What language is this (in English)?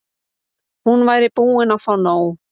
Icelandic